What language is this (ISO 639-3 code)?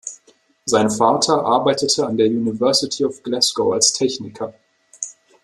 deu